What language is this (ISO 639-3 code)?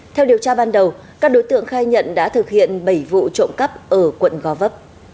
vie